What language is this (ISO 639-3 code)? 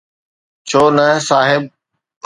snd